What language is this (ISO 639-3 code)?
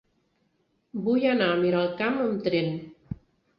cat